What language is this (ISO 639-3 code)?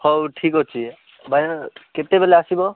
ori